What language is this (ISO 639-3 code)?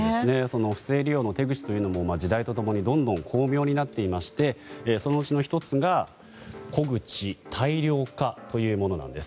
jpn